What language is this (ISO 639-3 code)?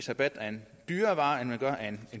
dan